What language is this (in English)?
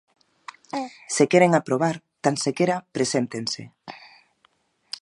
Galician